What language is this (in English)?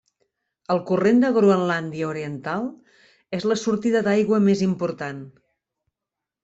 Catalan